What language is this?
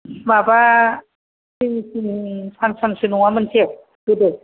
Bodo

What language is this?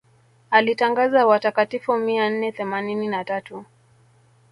Swahili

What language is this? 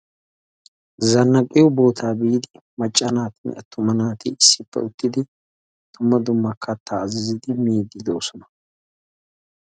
Wolaytta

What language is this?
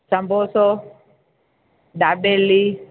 Sindhi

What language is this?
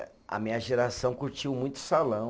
Portuguese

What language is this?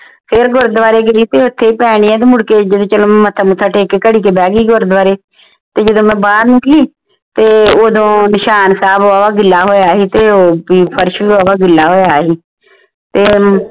Punjabi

